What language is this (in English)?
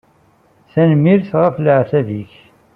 Kabyle